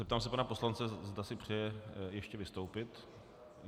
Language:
Czech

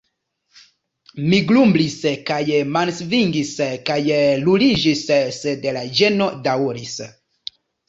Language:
Esperanto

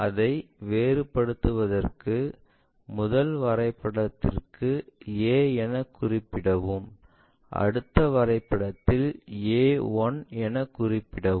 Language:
Tamil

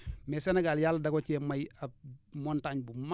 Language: Wolof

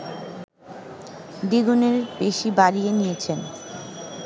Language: Bangla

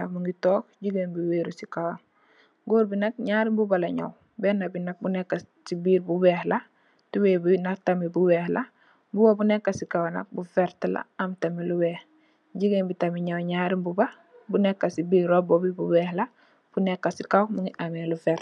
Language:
Wolof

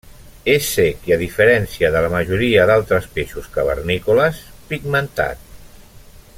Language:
Catalan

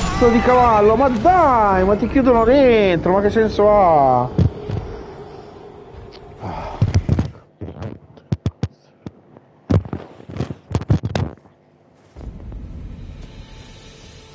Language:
Italian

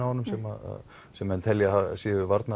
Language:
Icelandic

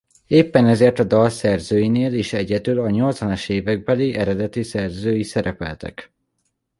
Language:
Hungarian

